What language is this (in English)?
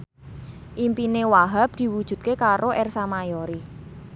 Javanese